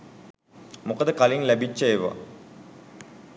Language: Sinhala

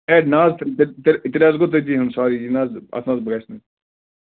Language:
Kashmiri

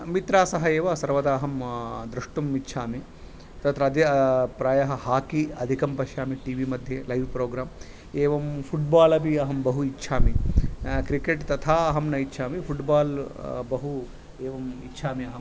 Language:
Sanskrit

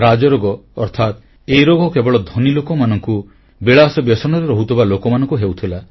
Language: Odia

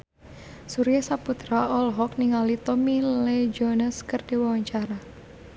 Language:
Sundanese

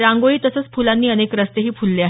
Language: Marathi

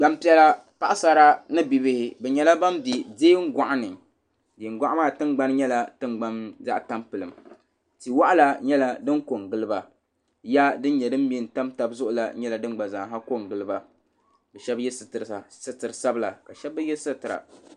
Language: Dagbani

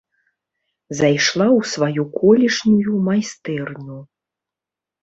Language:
Belarusian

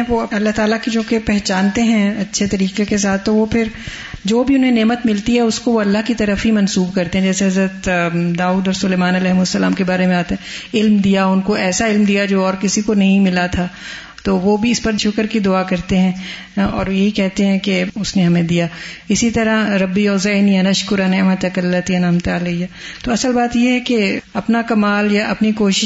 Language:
Urdu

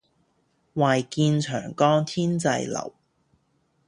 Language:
Cantonese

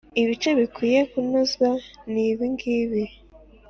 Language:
Kinyarwanda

